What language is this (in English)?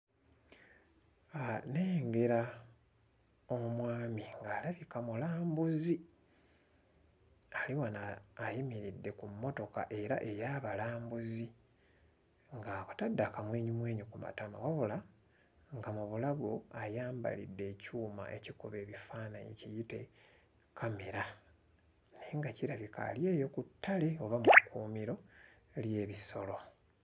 Ganda